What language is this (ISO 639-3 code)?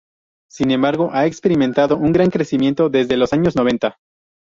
spa